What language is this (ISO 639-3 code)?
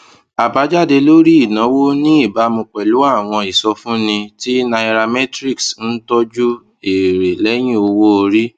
yor